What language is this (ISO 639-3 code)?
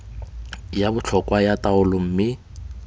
tsn